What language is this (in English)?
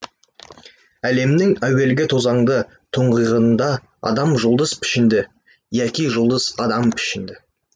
Kazakh